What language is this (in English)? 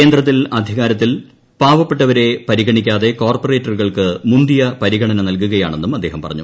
Malayalam